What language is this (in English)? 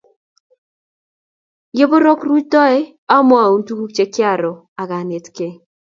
Kalenjin